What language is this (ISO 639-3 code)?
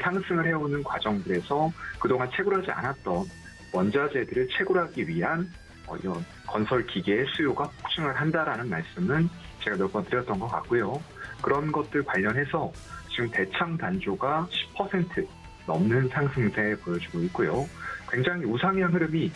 kor